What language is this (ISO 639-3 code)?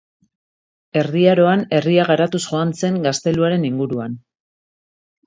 eus